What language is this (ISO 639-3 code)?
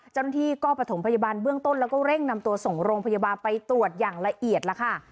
tha